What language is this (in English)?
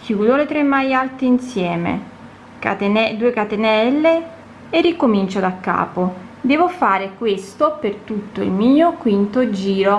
Italian